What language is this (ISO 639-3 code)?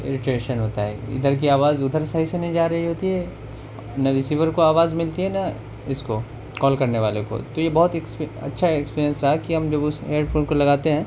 urd